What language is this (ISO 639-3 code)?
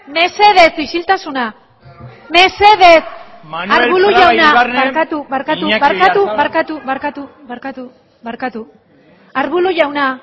eus